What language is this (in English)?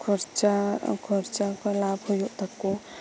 Santali